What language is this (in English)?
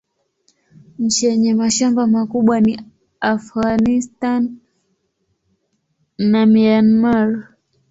Swahili